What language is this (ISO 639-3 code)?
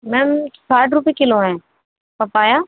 urd